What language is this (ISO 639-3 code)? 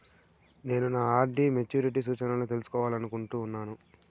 tel